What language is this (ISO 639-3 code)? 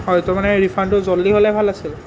asm